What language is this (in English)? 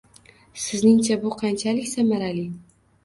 Uzbek